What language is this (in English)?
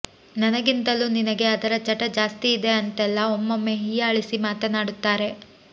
Kannada